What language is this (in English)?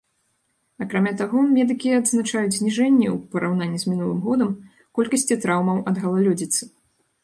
Belarusian